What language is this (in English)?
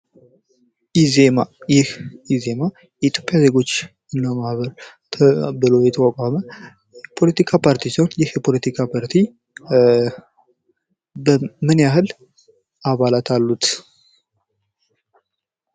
Amharic